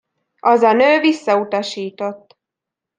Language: Hungarian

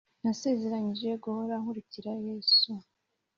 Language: Kinyarwanda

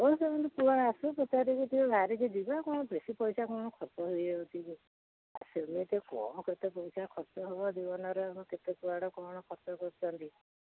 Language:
Odia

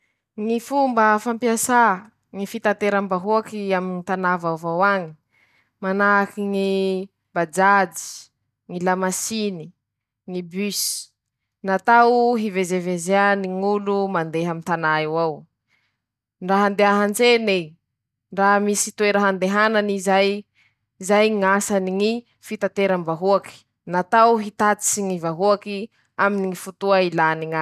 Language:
Masikoro Malagasy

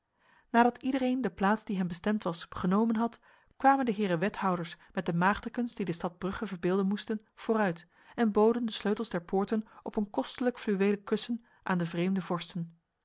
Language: Dutch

